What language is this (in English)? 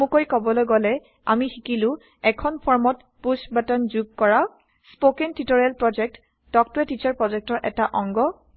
Assamese